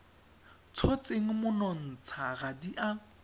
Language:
Tswana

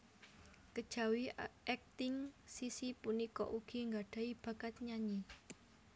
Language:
Javanese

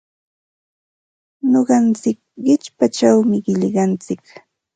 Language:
Ambo-Pasco Quechua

